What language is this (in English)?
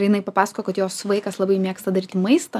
Lithuanian